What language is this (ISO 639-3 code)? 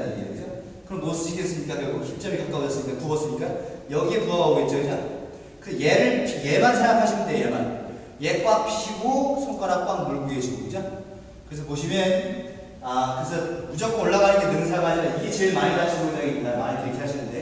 kor